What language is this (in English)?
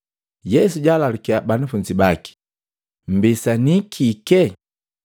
Matengo